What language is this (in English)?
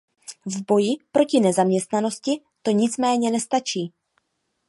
Czech